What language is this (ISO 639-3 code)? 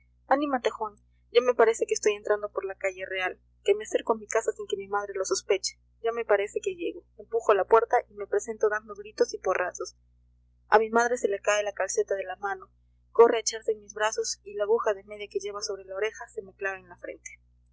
spa